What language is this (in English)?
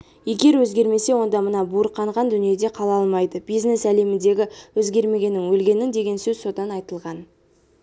Kazakh